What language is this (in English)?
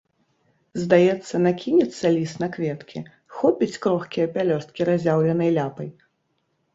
Belarusian